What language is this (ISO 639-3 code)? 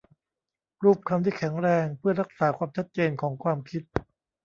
tha